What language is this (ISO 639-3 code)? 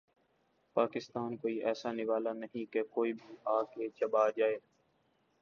urd